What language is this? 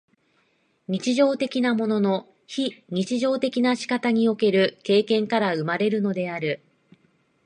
Japanese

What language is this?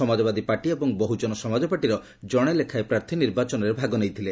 Odia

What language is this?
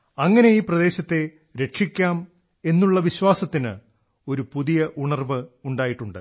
Malayalam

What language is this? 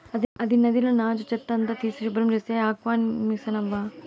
Telugu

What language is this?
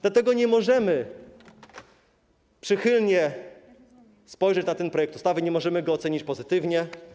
Polish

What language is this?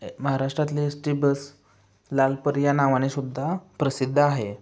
Marathi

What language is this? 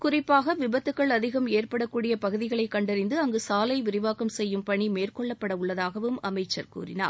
Tamil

